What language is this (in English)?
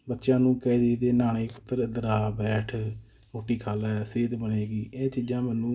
Punjabi